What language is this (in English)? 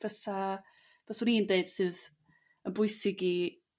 Welsh